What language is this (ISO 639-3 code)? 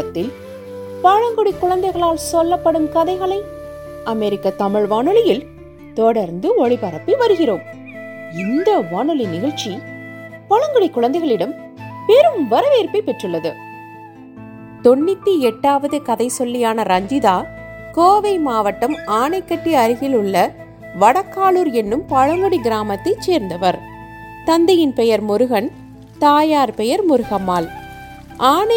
tam